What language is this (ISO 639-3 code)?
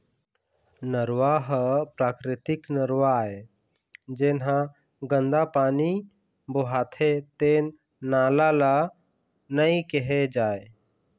hne